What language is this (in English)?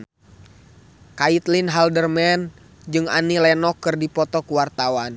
Sundanese